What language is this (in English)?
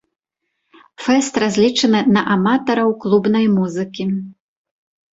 Belarusian